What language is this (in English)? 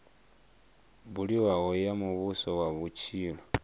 Venda